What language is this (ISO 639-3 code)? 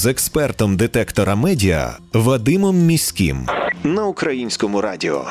ukr